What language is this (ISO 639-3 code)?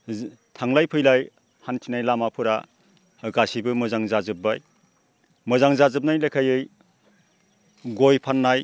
brx